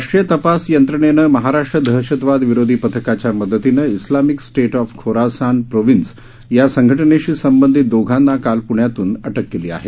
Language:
Marathi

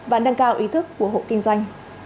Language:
Vietnamese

